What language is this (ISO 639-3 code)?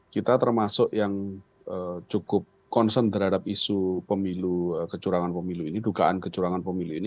ind